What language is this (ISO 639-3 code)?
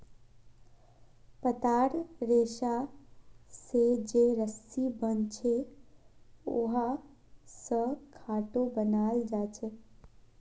mag